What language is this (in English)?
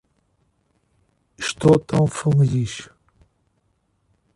Portuguese